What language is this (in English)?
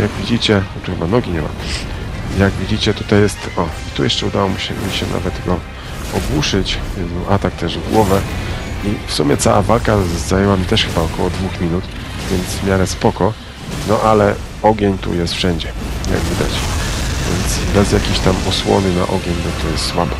Polish